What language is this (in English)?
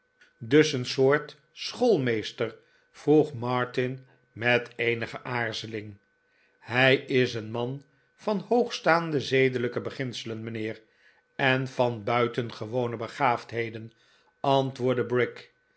Dutch